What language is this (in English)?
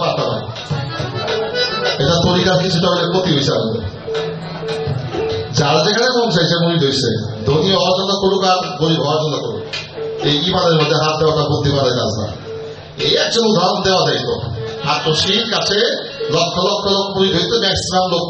Arabic